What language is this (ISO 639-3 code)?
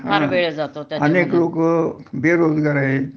mar